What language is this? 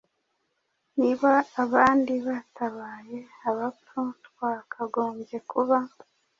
Kinyarwanda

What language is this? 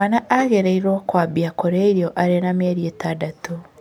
Kikuyu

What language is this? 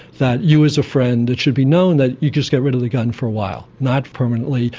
English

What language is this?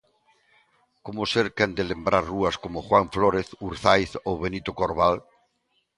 Galician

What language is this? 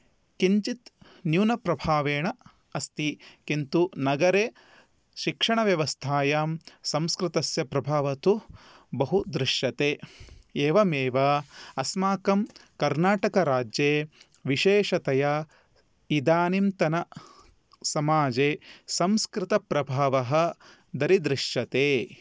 Sanskrit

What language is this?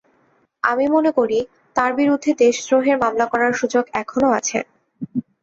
Bangla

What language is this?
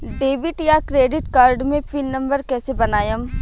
Bhojpuri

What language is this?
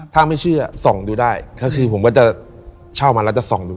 Thai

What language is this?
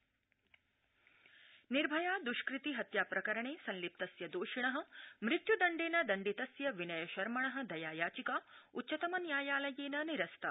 Sanskrit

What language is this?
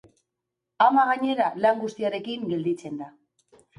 Basque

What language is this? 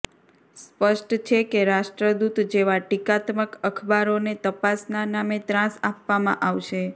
Gujarati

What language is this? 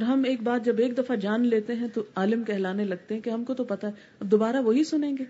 Urdu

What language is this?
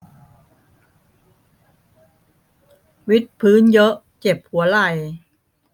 Thai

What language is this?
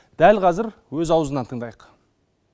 Kazakh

